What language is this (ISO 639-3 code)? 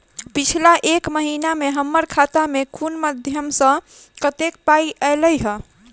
mai